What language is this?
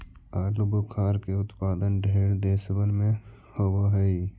Magahi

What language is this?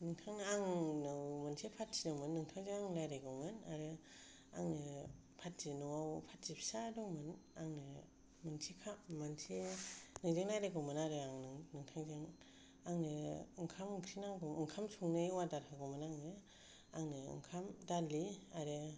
Bodo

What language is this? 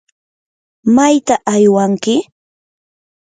Yanahuanca Pasco Quechua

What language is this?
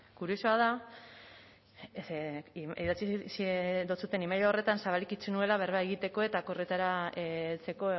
Basque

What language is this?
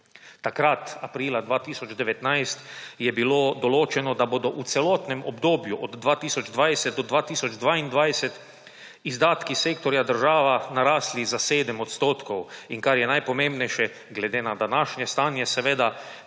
Slovenian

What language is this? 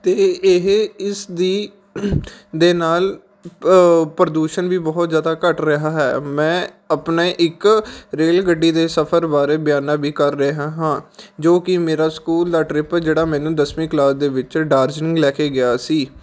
Punjabi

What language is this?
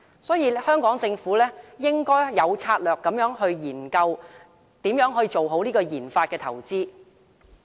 Cantonese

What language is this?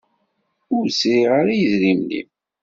Kabyle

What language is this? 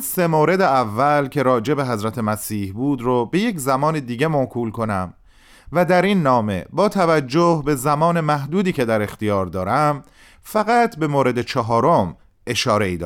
Persian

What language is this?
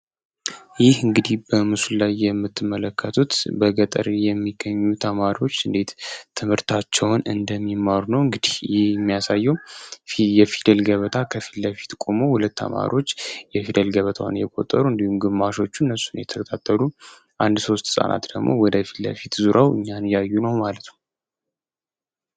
Amharic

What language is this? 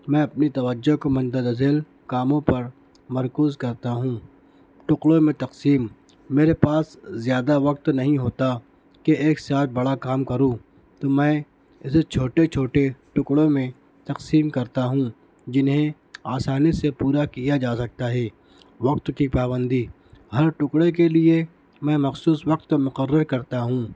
Urdu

